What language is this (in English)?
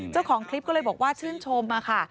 Thai